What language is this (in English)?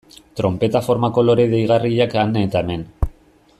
Basque